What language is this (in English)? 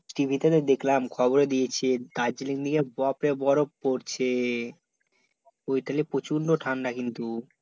Bangla